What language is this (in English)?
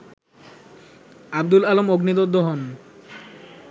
Bangla